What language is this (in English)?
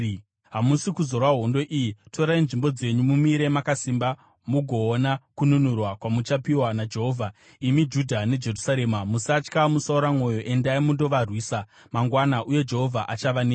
Shona